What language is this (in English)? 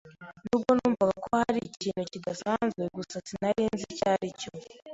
Kinyarwanda